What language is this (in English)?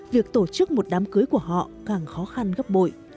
Vietnamese